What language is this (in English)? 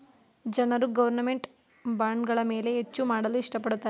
Kannada